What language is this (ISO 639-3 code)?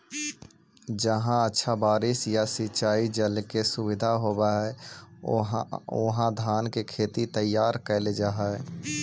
mag